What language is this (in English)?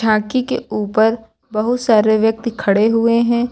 Hindi